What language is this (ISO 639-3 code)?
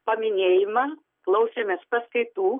lit